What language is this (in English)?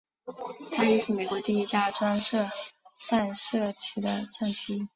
Chinese